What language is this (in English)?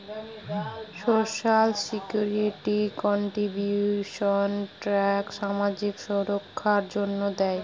Bangla